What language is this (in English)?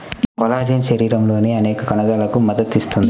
Telugu